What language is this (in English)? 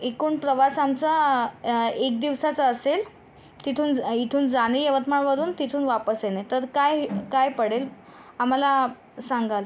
Marathi